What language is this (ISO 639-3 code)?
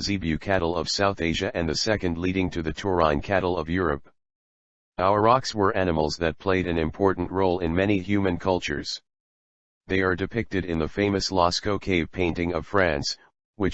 eng